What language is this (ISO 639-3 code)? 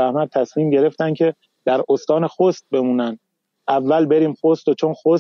fas